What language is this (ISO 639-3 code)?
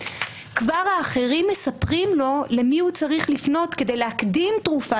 heb